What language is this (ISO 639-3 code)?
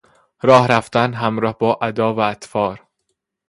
fas